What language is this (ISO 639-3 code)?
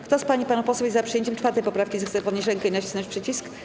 pol